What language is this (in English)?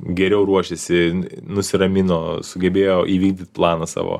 Lithuanian